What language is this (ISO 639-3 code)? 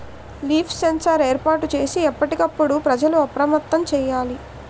tel